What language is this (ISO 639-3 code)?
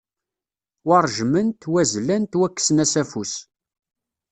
kab